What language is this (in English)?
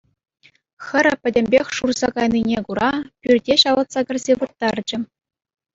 Chuvash